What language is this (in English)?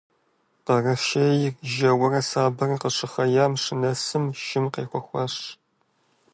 Kabardian